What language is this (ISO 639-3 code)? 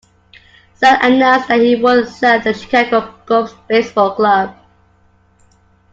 eng